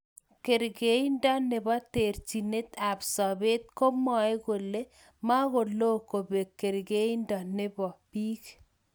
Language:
Kalenjin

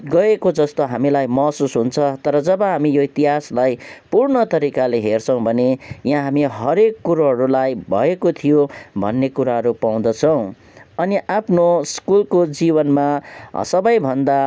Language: Nepali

